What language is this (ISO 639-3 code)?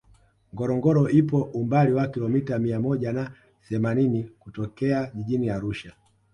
swa